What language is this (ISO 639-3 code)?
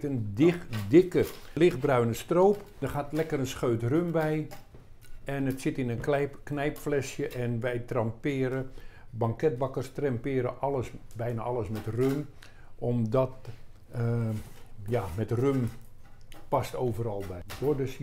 nld